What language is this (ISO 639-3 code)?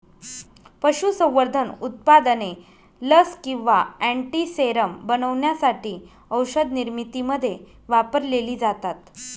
mar